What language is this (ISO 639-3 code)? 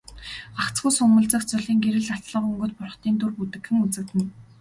mon